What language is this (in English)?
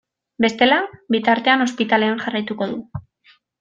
Basque